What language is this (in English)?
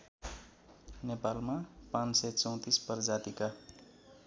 Nepali